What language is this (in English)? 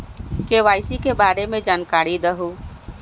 Magahi